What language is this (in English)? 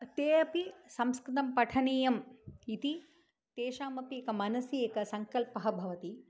Sanskrit